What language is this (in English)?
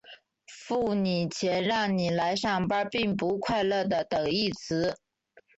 Chinese